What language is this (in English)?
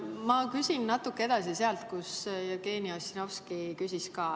Estonian